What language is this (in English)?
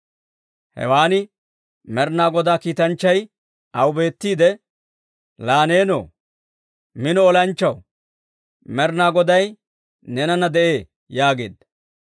Dawro